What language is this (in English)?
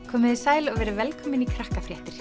Icelandic